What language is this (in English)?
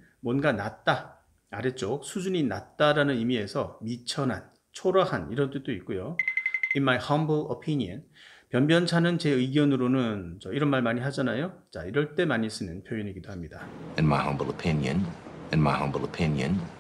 Korean